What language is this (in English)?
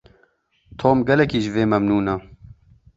Kurdish